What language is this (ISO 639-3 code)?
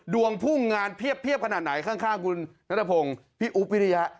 tha